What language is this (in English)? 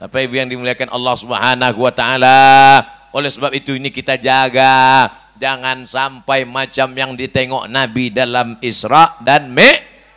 Indonesian